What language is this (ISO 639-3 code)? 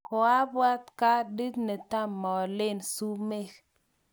kln